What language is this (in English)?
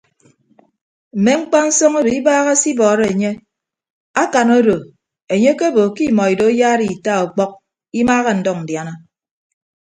Ibibio